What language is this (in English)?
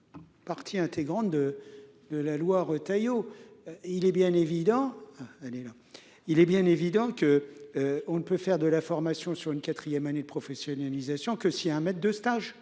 French